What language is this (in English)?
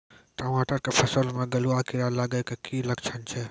Maithili